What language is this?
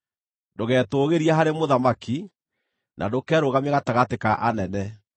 Kikuyu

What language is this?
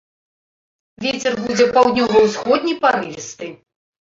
Belarusian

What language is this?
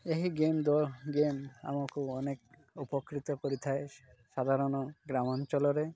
Odia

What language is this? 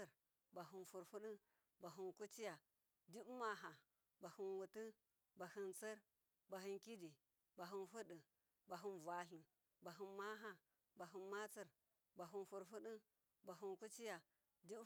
Miya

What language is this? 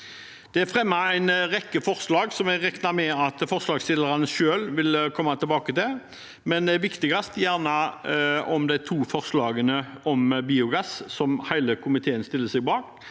Norwegian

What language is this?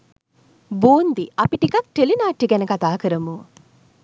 Sinhala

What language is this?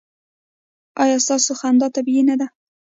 Pashto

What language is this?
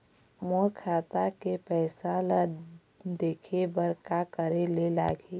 Chhattisgarhi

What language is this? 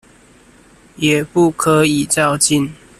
Chinese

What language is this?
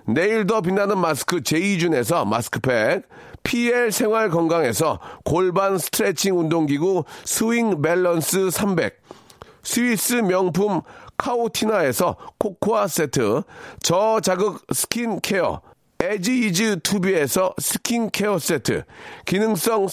Korean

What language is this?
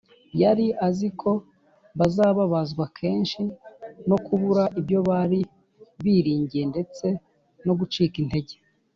Kinyarwanda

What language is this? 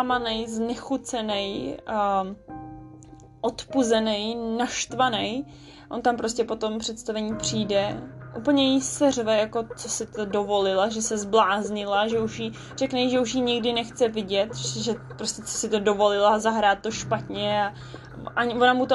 Czech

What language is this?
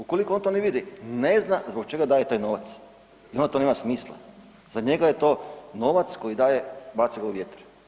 Croatian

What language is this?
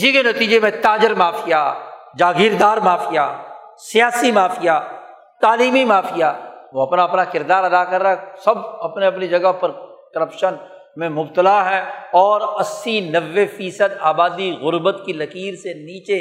Urdu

